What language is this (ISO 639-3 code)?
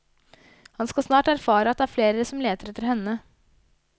nor